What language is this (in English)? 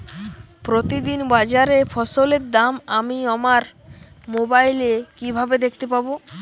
Bangla